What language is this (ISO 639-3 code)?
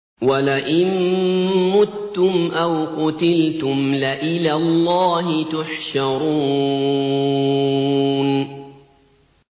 ara